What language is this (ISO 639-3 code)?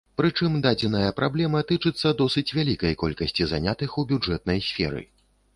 bel